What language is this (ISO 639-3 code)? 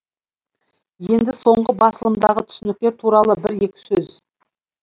kaz